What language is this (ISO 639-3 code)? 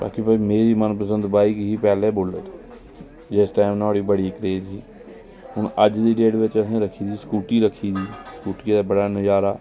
doi